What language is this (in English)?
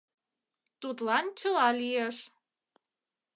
Mari